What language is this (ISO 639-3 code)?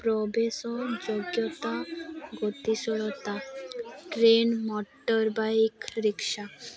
ori